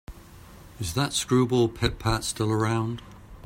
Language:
English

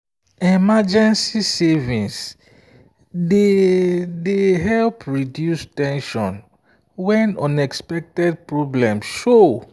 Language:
Nigerian Pidgin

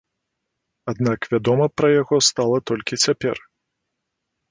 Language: Belarusian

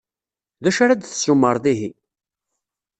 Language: Kabyle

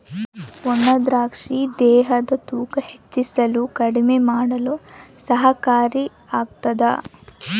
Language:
Kannada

